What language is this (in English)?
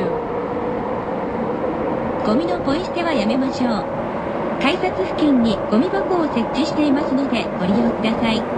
Japanese